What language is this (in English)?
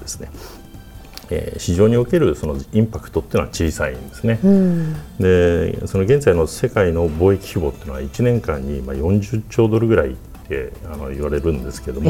Japanese